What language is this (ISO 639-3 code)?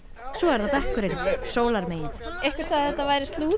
isl